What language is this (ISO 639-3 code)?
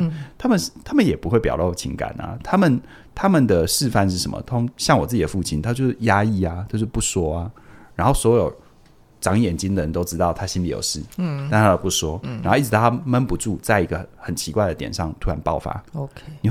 zho